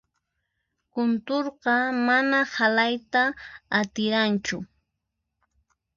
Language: Puno Quechua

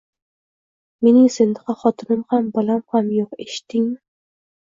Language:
Uzbek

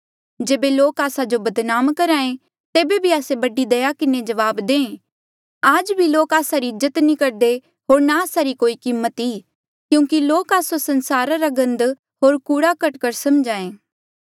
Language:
Mandeali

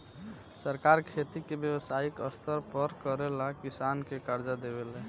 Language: Bhojpuri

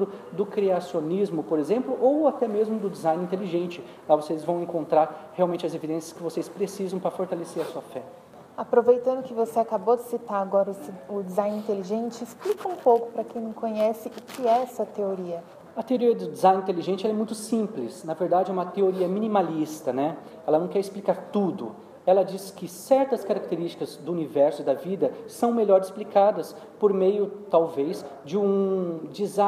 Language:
Portuguese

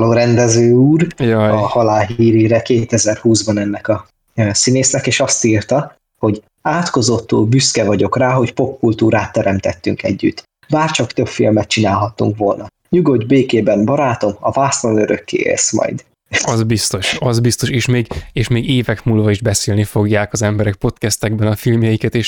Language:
Hungarian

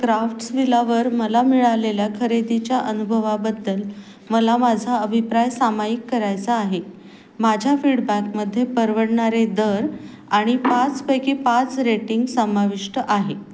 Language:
Marathi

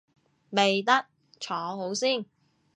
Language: Cantonese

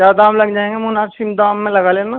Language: Urdu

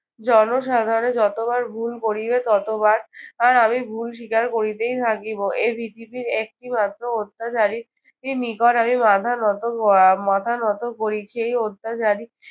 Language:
Bangla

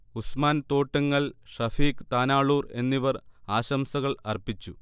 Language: Malayalam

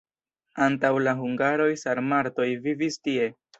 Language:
Esperanto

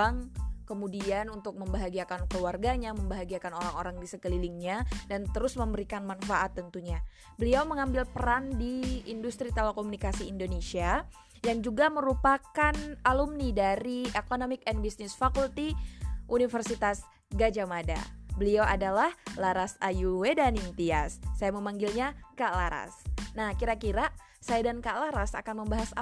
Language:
Indonesian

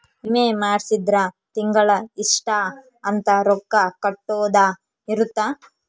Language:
Kannada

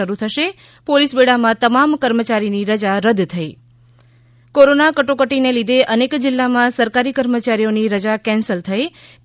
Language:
Gujarati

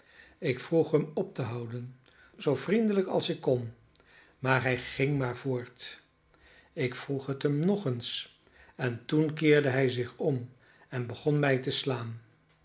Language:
Dutch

